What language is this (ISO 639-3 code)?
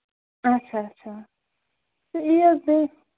kas